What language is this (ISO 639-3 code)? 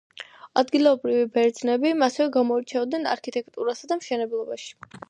kat